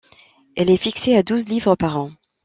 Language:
French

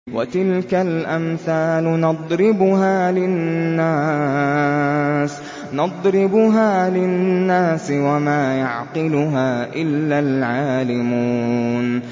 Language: Arabic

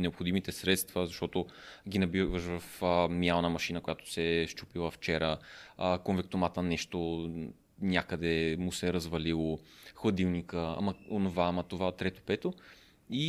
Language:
Bulgarian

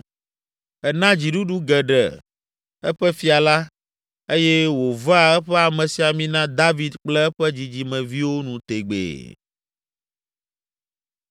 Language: Ewe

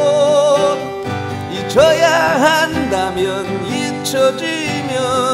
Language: Korean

